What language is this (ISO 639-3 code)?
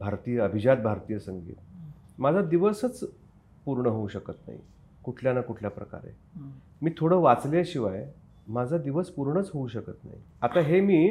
mar